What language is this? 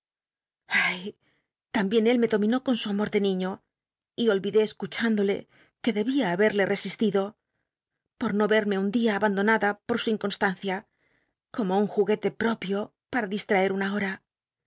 Spanish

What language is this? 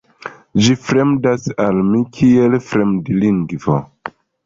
Esperanto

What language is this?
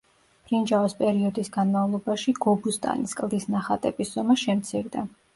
Georgian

